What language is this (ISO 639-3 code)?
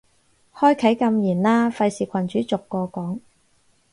yue